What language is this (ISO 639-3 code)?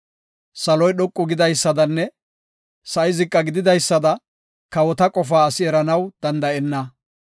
gof